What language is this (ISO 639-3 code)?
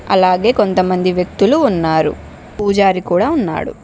tel